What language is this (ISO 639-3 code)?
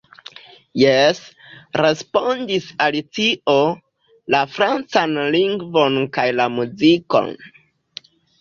epo